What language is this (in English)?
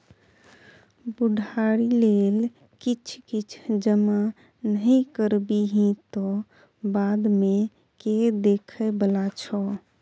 Maithili